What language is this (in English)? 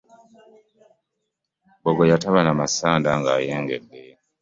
Ganda